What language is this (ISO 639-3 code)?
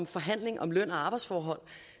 dan